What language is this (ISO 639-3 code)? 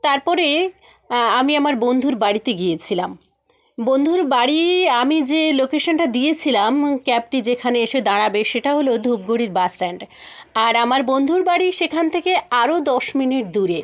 ben